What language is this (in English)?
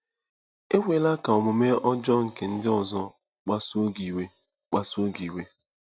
Igbo